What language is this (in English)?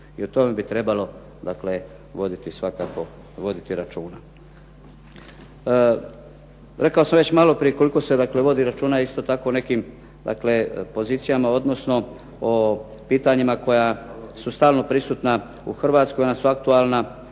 Croatian